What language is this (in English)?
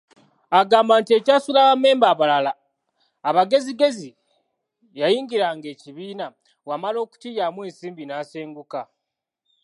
Ganda